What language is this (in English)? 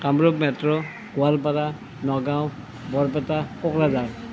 Assamese